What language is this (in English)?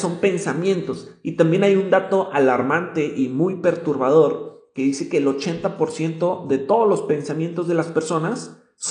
Spanish